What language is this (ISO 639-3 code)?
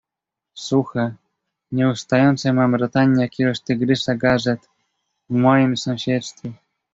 pol